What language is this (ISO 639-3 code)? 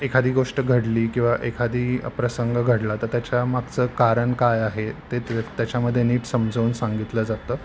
mar